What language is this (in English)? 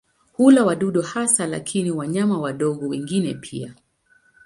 Swahili